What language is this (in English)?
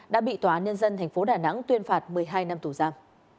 Vietnamese